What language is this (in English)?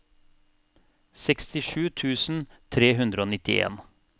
Norwegian